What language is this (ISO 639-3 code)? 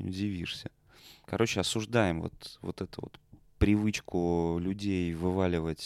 rus